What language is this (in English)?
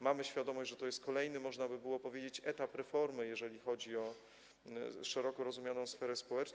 Polish